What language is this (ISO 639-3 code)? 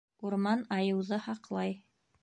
bak